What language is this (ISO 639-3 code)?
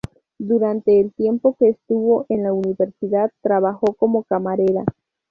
spa